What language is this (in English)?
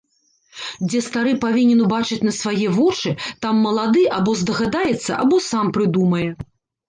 Belarusian